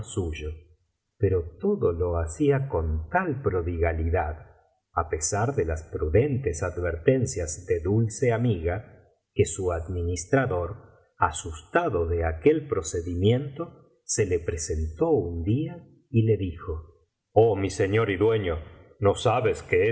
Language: Spanish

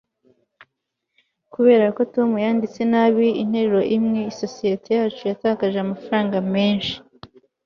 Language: Kinyarwanda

